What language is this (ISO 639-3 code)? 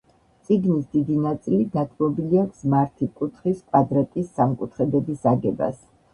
kat